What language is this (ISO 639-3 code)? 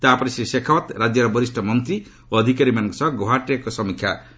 ori